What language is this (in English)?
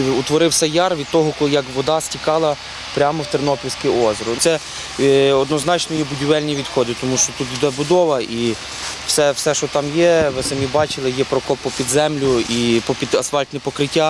Ukrainian